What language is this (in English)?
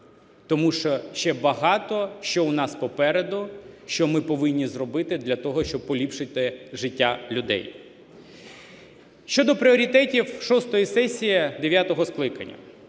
Ukrainian